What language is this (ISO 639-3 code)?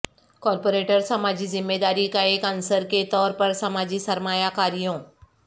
urd